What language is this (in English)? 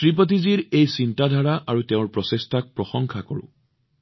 Assamese